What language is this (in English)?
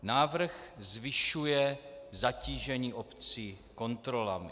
Czech